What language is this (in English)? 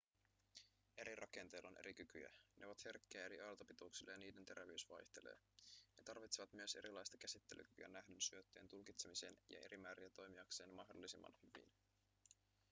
Finnish